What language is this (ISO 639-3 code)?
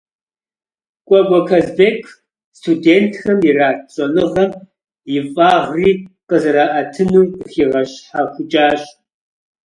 kbd